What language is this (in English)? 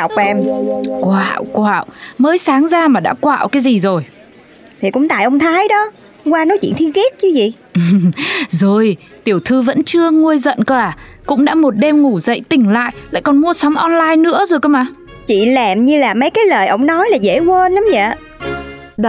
Vietnamese